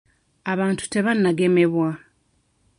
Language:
Ganda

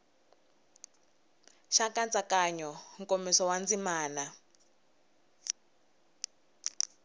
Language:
Tsonga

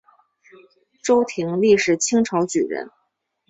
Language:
Chinese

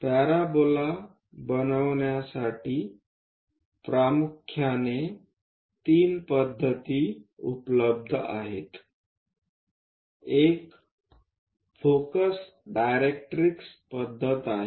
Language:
Marathi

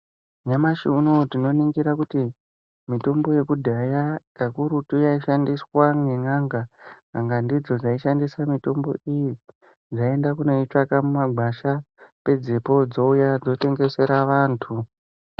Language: Ndau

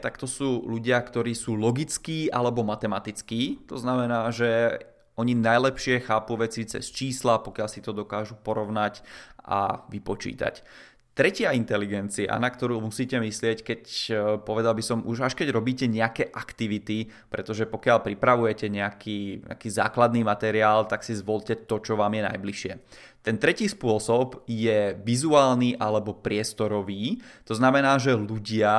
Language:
Czech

